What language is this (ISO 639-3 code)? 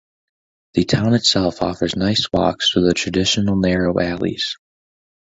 eng